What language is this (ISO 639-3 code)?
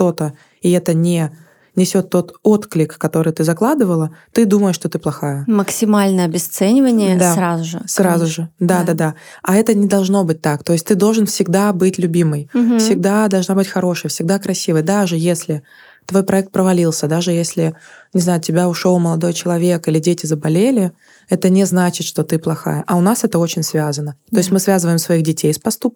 rus